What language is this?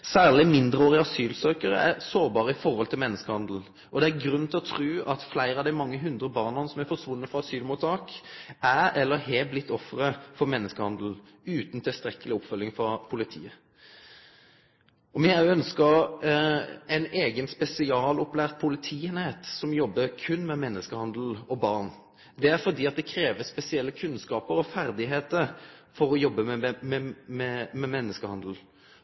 Norwegian Nynorsk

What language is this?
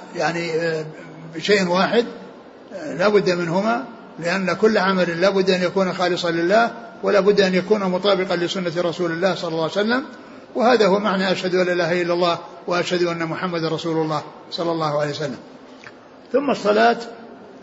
Arabic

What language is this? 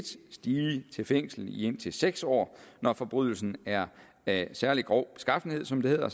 Danish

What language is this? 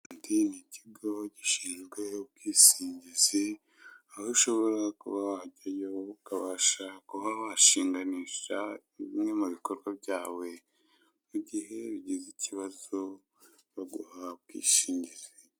Kinyarwanda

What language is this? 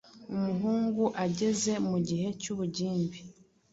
Kinyarwanda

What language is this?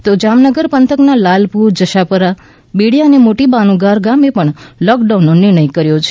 Gujarati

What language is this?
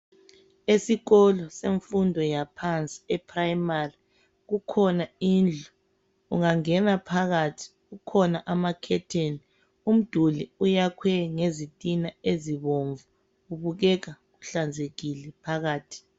North Ndebele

